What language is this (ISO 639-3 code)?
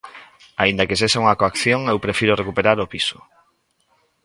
glg